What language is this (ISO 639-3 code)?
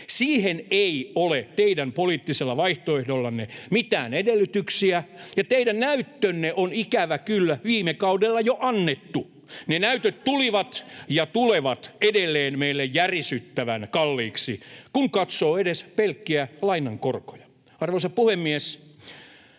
fin